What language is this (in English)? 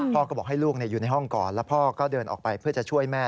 Thai